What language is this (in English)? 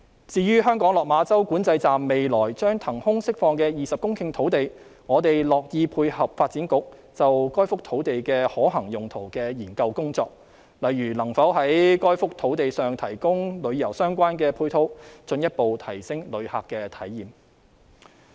Cantonese